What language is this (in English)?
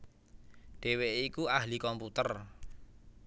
Javanese